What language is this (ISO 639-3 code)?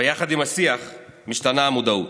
heb